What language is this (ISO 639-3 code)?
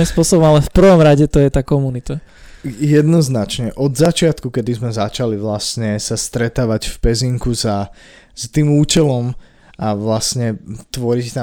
slk